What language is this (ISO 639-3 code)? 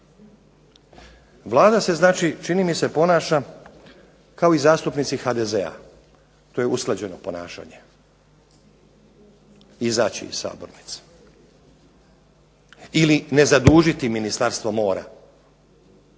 hrv